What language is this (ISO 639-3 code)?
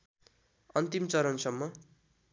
nep